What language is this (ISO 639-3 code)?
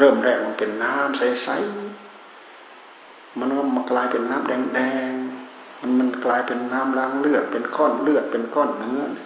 tha